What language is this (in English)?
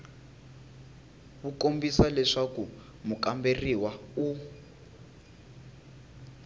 Tsonga